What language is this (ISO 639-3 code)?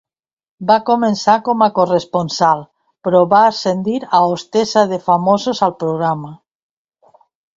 cat